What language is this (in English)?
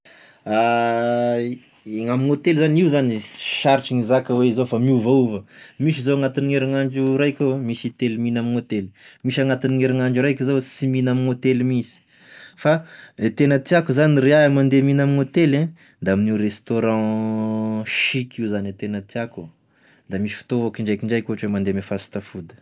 Tesaka Malagasy